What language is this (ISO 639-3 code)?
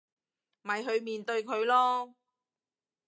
yue